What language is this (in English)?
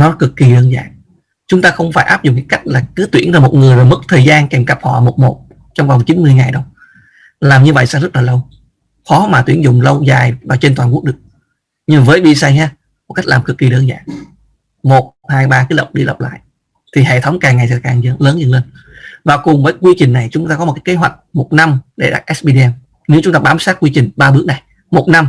Vietnamese